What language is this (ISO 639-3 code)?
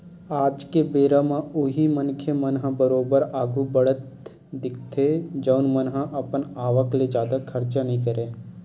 hne